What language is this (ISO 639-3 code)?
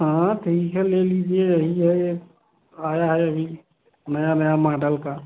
hin